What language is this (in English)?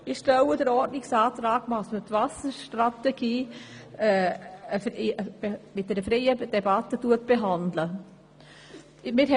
Swiss German